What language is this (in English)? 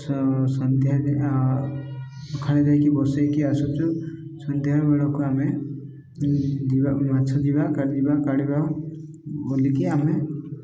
Odia